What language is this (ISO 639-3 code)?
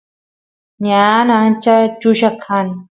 qus